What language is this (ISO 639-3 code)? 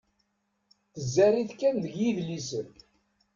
kab